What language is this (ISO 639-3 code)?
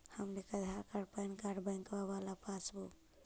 mag